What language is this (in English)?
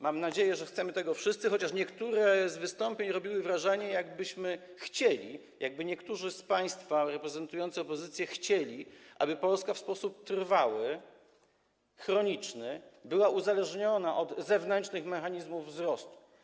Polish